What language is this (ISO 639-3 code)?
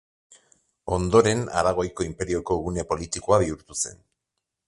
eus